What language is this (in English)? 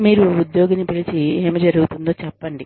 Telugu